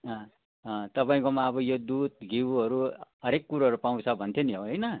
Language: Nepali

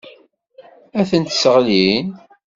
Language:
Kabyle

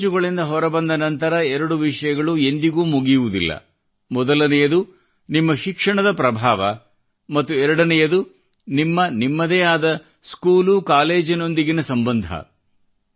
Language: Kannada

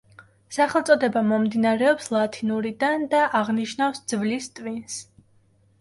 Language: Georgian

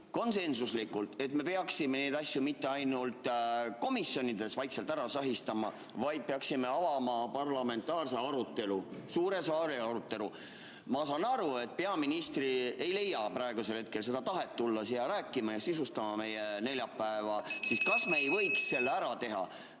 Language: Estonian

